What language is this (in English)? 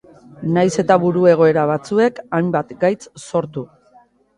Basque